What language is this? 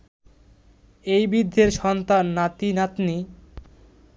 Bangla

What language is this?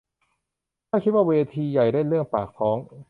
Thai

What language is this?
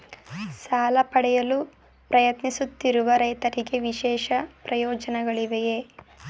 Kannada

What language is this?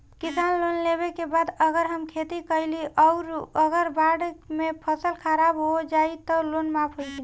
Bhojpuri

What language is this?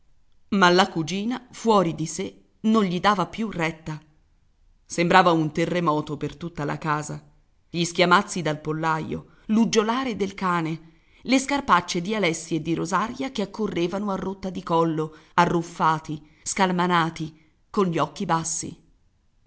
Italian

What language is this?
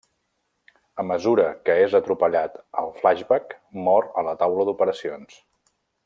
Catalan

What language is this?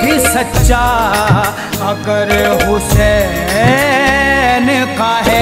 Hindi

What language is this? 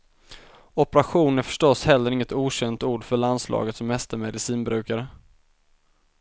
Swedish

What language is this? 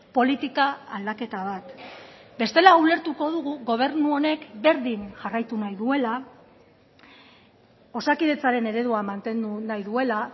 Basque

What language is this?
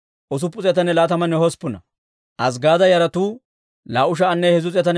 Dawro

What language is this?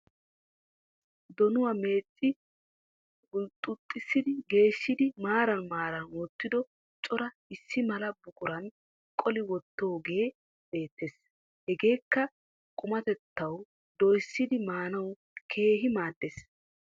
Wolaytta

